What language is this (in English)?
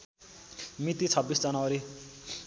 Nepali